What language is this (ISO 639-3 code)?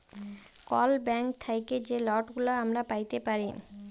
ben